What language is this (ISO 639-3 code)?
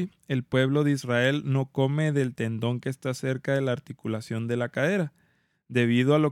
spa